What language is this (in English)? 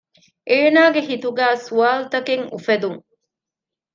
Divehi